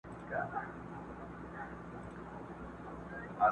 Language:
Pashto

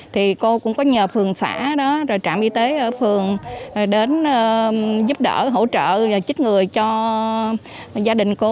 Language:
Vietnamese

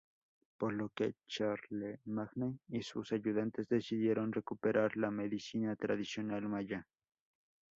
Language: Spanish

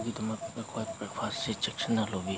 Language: Manipuri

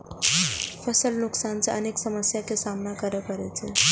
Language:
Maithili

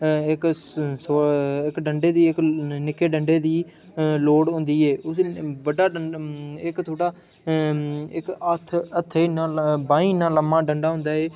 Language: Dogri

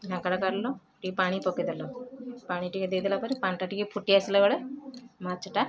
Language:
Odia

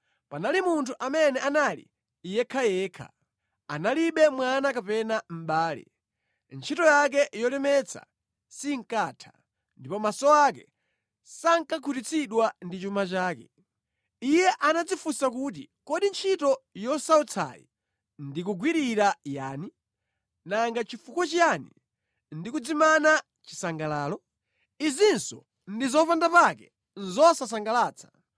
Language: Nyanja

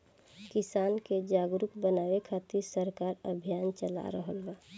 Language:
Bhojpuri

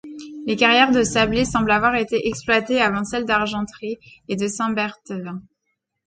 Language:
French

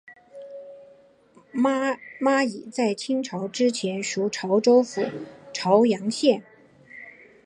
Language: Chinese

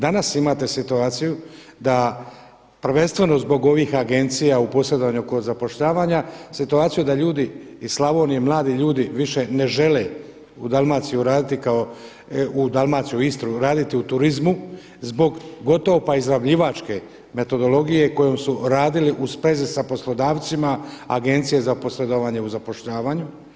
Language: Croatian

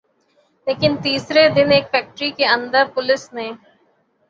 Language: Urdu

